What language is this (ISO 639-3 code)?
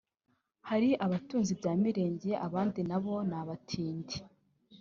kin